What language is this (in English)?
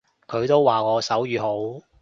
Cantonese